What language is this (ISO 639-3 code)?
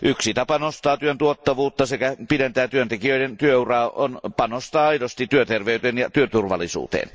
fin